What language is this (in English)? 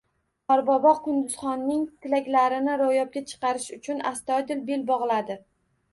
Uzbek